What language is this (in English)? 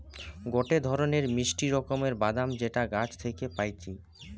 Bangla